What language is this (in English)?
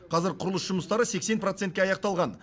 Kazakh